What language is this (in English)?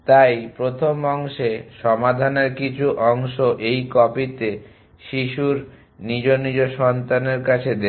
Bangla